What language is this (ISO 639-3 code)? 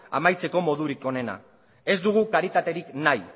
eus